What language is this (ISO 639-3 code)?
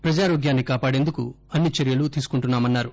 tel